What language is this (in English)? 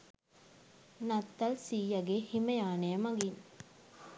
Sinhala